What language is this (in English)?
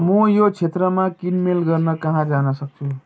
Nepali